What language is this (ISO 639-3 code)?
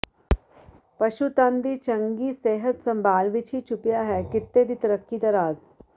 pan